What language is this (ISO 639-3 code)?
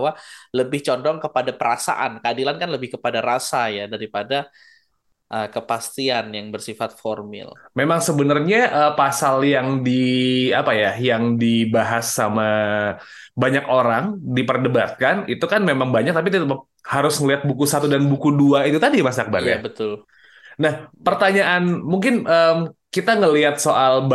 ind